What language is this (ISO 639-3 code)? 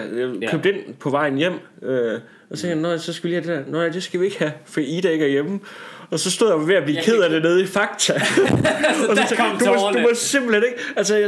dan